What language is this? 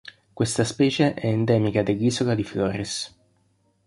Italian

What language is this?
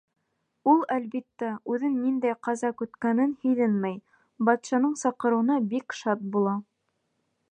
Bashkir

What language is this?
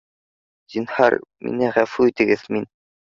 Bashkir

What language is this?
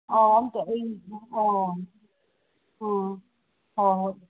Manipuri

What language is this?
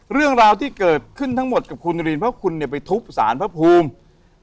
Thai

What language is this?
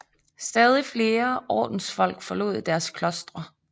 Danish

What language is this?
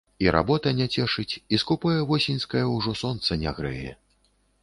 Belarusian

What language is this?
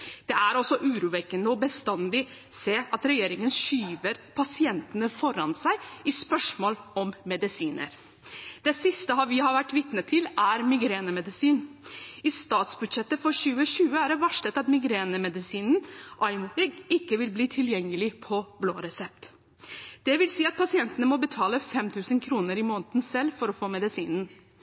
Norwegian Bokmål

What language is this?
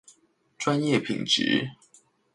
Chinese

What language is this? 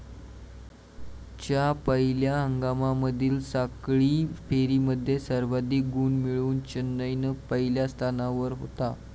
Marathi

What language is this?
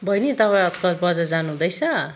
Nepali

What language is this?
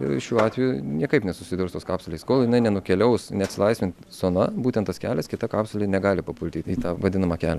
Lithuanian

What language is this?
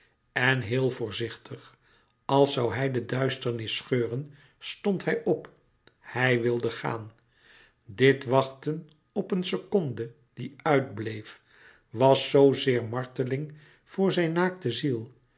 Dutch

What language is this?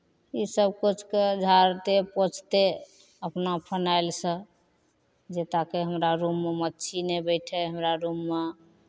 Maithili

